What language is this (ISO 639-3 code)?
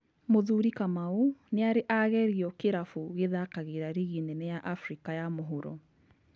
kik